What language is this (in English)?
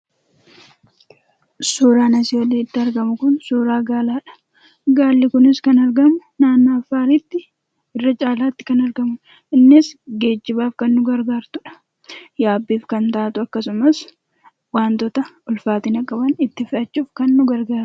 Oromo